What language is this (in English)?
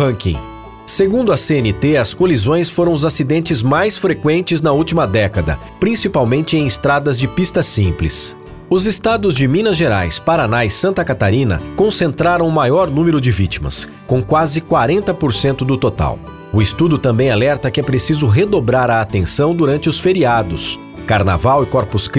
Portuguese